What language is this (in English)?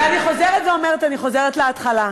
Hebrew